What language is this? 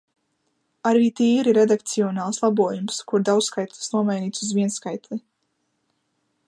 Latvian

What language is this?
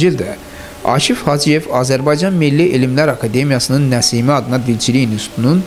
Turkish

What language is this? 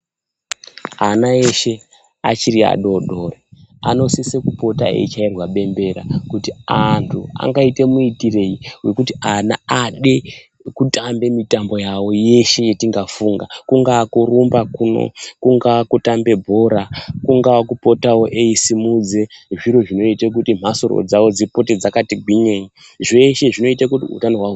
Ndau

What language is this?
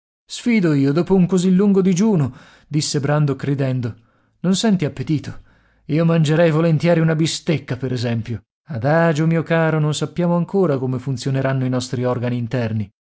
Italian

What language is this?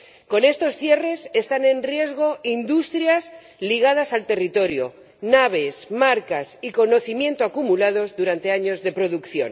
Spanish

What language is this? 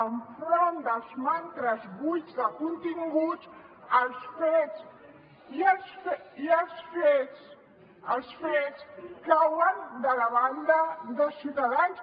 Catalan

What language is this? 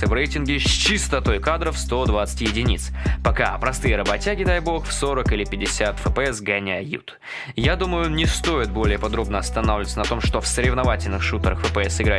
Russian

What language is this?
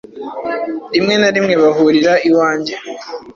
Kinyarwanda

